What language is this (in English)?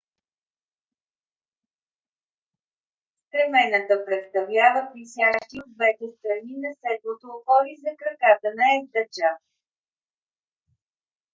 Bulgarian